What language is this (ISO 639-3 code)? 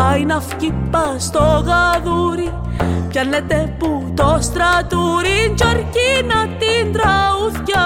ell